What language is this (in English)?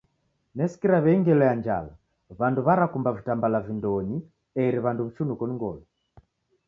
Taita